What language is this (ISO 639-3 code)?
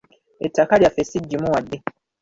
lug